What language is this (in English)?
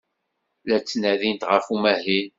Kabyle